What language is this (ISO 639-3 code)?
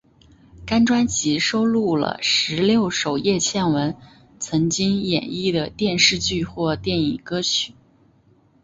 zho